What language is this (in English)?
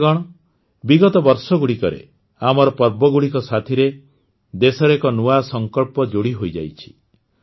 Odia